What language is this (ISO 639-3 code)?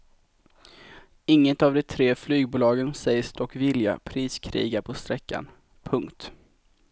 swe